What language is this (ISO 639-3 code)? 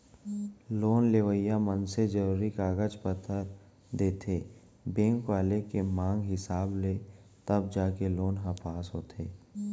hne